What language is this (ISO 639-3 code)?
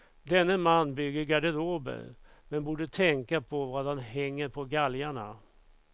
swe